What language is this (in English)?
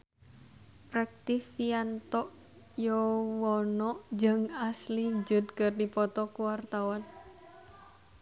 Sundanese